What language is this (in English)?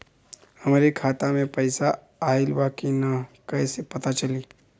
Bhojpuri